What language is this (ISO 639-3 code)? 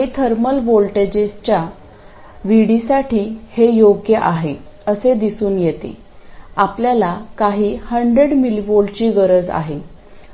mar